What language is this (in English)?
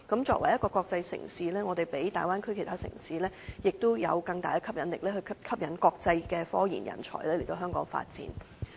Cantonese